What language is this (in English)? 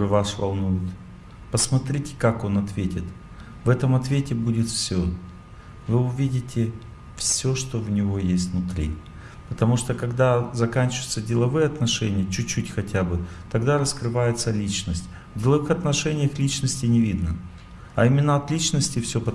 Russian